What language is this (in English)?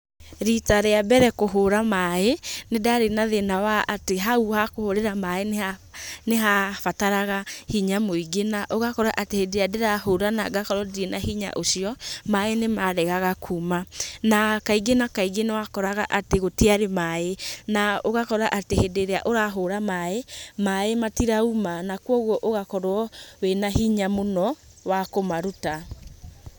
Kikuyu